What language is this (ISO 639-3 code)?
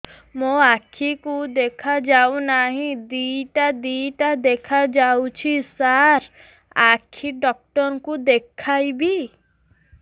ori